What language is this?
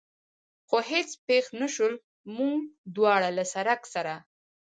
Pashto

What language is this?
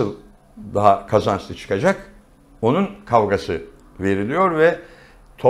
Turkish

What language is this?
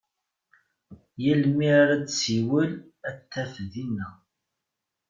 Kabyle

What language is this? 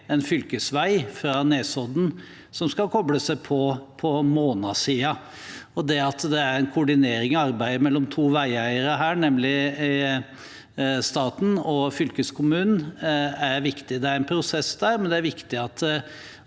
Norwegian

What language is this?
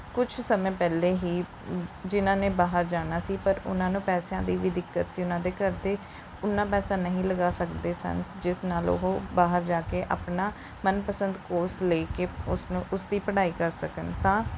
Punjabi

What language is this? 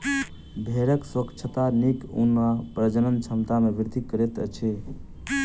Maithili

